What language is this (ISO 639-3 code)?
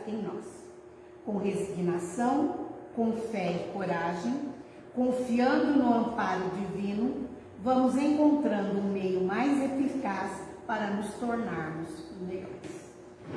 por